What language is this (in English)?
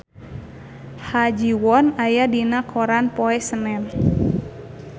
Sundanese